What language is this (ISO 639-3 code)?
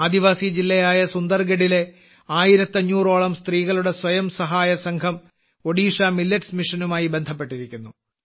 mal